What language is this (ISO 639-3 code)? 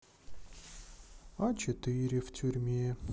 rus